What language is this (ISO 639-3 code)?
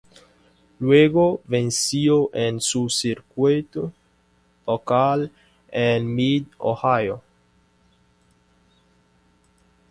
spa